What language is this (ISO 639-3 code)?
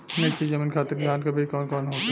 bho